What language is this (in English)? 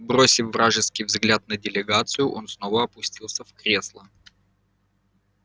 Russian